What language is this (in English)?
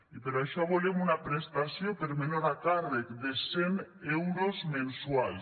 Catalan